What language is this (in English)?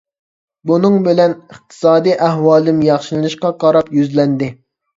Uyghur